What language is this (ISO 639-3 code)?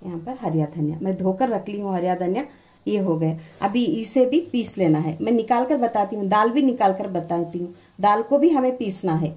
hin